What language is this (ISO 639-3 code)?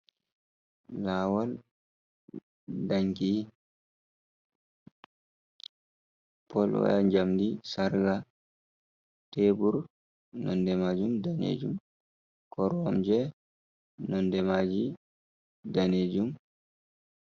ful